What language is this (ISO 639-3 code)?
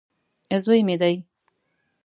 pus